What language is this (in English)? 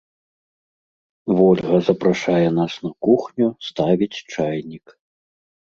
Belarusian